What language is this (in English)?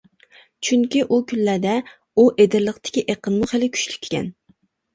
Uyghur